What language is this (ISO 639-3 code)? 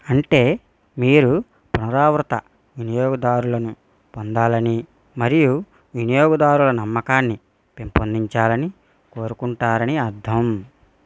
tel